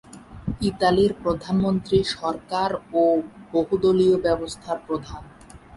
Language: Bangla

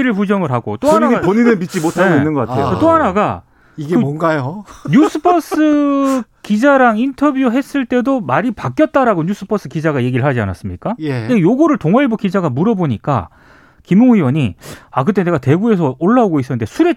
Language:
Korean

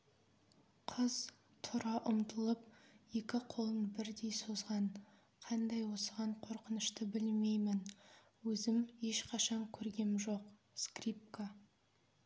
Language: Kazakh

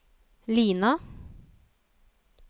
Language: Norwegian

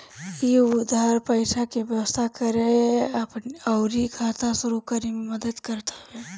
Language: Bhojpuri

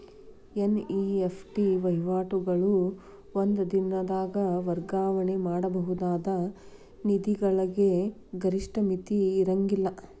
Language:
Kannada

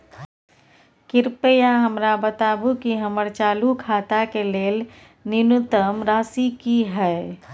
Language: Maithili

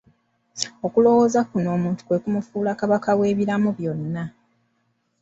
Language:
Ganda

